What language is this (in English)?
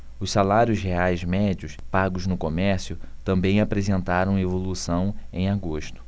Portuguese